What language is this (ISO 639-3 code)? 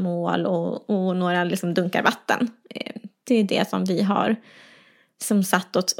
swe